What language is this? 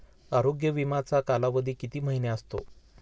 Marathi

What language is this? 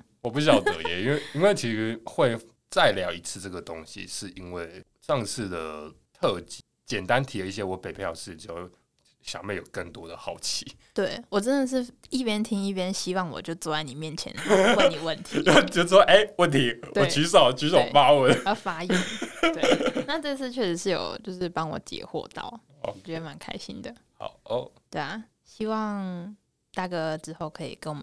Chinese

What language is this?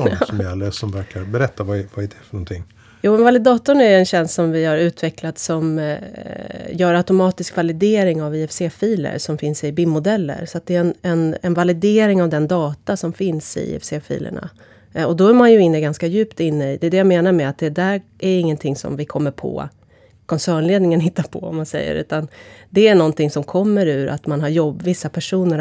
Swedish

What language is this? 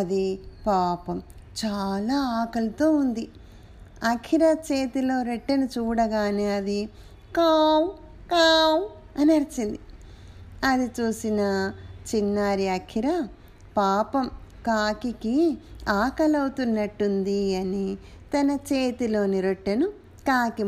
Telugu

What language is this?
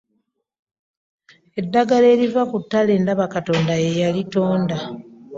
Ganda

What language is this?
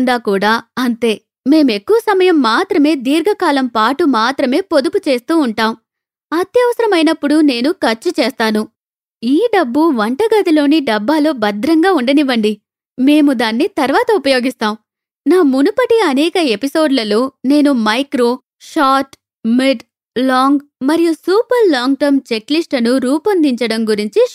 Telugu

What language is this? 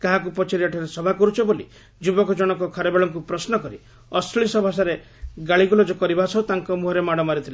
Odia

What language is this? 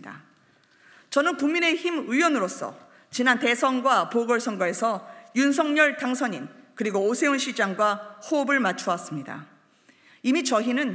Korean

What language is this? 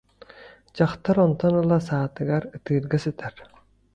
Yakut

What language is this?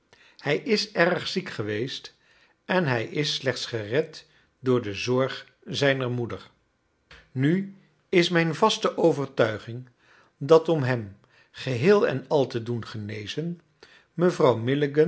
Dutch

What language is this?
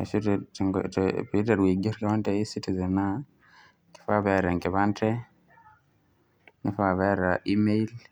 Masai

